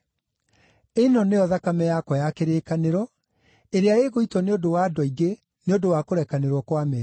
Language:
Kikuyu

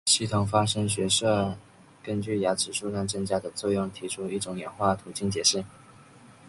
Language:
Chinese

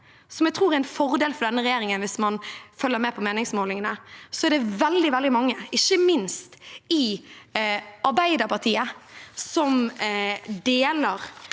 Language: Norwegian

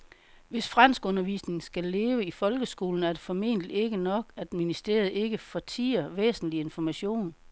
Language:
Danish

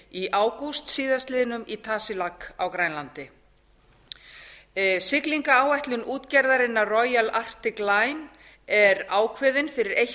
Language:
Icelandic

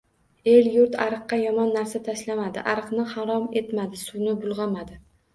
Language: Uzbek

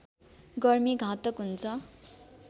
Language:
Nepali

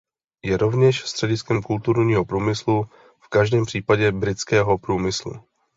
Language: Czech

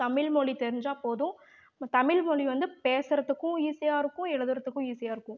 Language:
Tamil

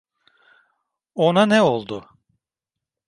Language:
Turkish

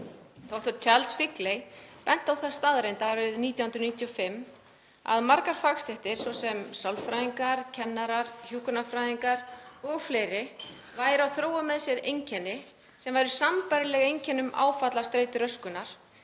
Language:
Icelandic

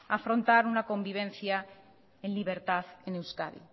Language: Spanish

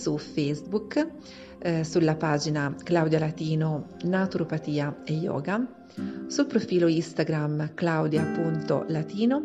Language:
Italian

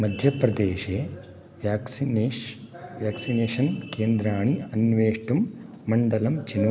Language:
Sanskrit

